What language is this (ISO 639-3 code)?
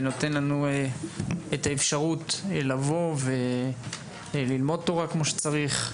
heb